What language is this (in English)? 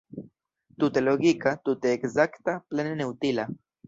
Esperanto